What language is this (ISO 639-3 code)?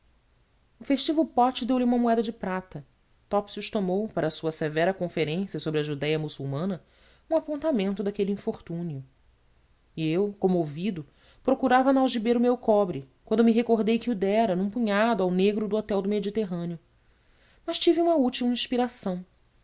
por